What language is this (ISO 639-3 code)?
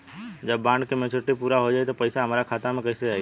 bho